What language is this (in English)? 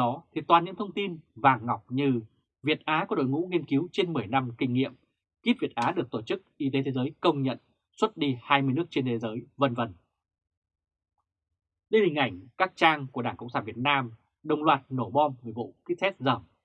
Vietnamese